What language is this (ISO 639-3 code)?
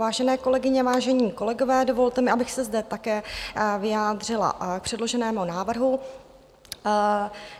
ces